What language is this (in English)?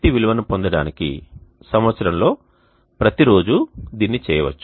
Telugu